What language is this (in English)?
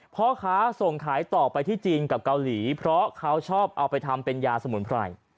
Thai